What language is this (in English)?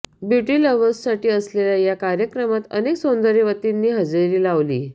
Marathi